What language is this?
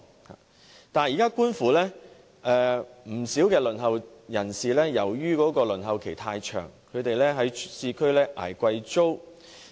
Cantonese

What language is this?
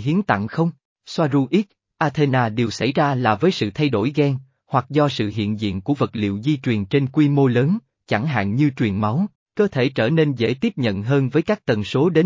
Vietnamese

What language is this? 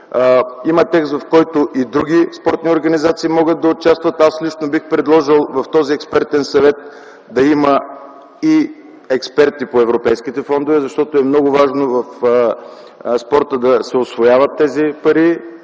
Bulgarian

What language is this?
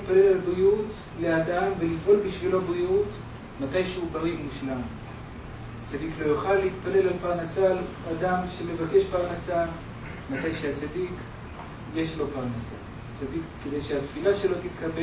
Hebrew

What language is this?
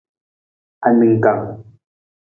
Nawdm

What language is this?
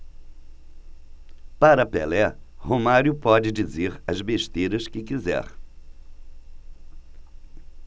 Portuguese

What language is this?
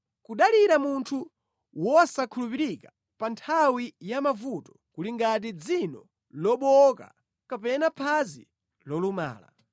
Nyanja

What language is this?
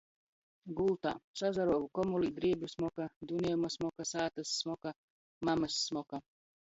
Latgalian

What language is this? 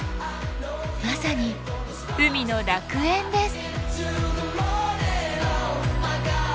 Japanese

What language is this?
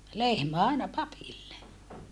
Finnish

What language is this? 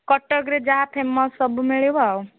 Odia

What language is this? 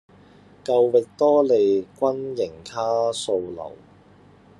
Cantonese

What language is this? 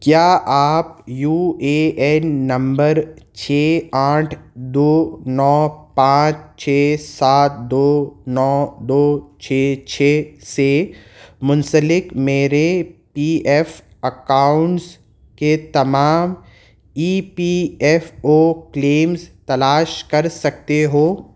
Urdu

